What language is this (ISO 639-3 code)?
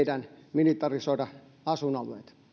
fin